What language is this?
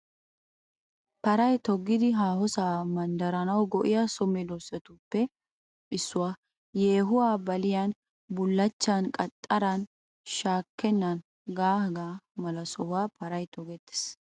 Wolaytta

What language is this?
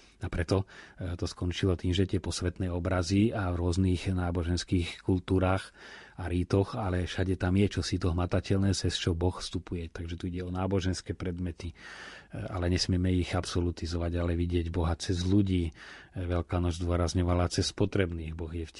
Slovak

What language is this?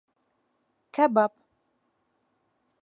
Bashkir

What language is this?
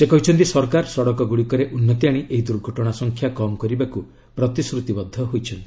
Odia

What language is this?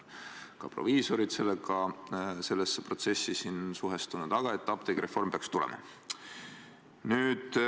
Estonian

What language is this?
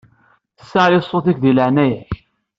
Kabyle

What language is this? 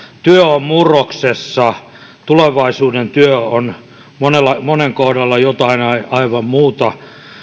Finnish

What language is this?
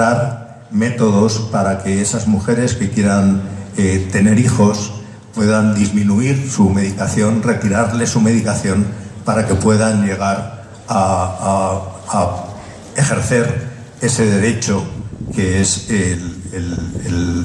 Spanish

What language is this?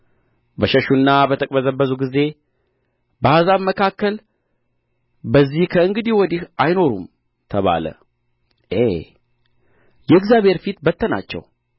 Amharic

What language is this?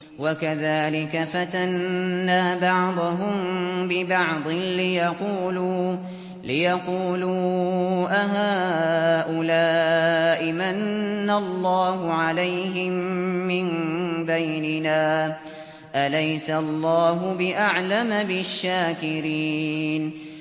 Arabic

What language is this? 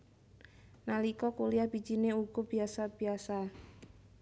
Javanese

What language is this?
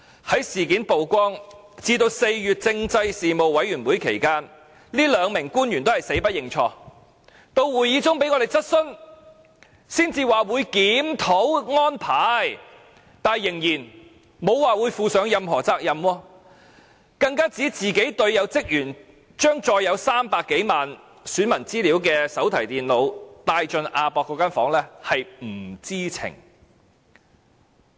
Cantonese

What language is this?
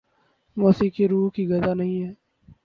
Urdu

